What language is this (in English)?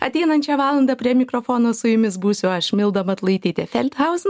Lithuanian